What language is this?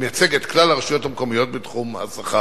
Hebrew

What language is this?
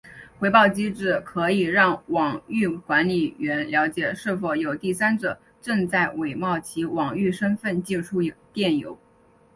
Chinese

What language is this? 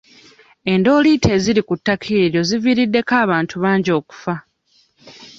Ganda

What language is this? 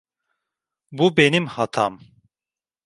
Turkish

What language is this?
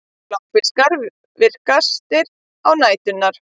Icelandic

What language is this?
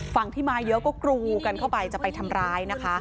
Thai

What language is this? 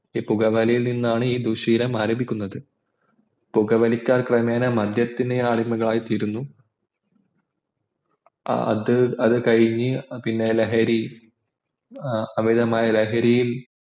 Malayalam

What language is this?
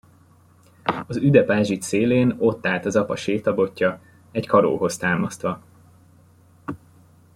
Hungarian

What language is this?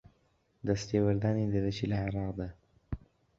Central Kurdish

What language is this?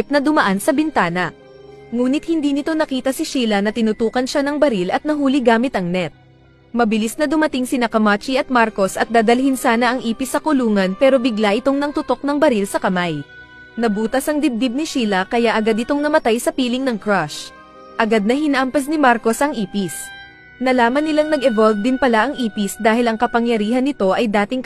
Filipino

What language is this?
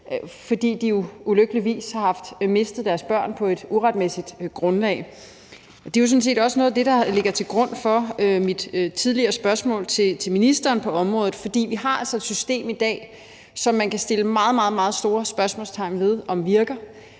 Danish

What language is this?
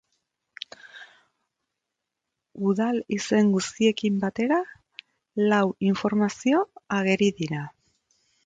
Basque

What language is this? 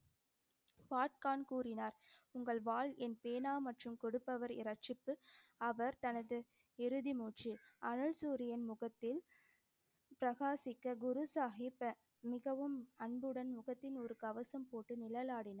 Tamil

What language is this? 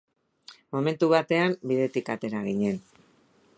Basque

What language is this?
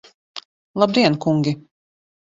Latvian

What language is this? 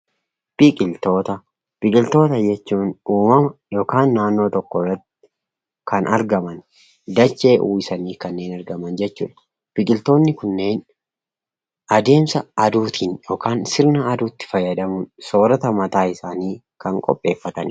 Oromo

